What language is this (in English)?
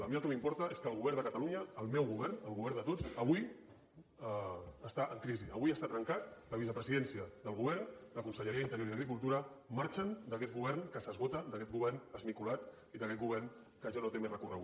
Catalan